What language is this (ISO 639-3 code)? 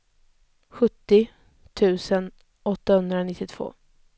swe